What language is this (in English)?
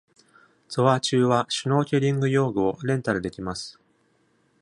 Japanese